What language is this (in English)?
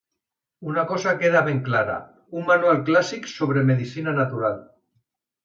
Catalan